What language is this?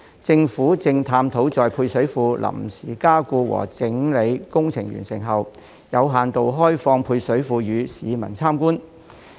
Cantonese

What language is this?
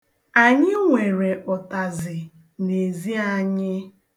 Igbo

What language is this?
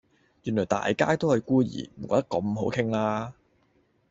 Cantonese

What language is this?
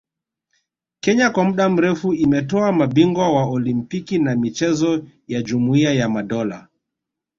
Swahili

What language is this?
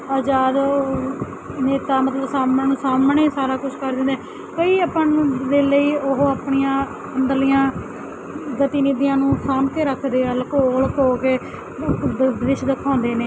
Punjabi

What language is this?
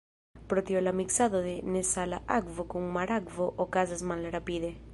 Esperanto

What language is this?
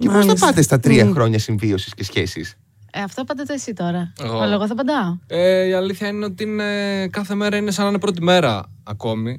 Greek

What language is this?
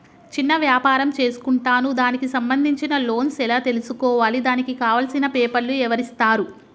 Telugu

